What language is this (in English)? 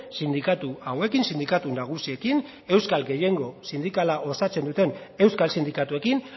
Basque